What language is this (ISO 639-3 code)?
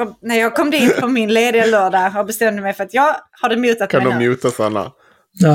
swe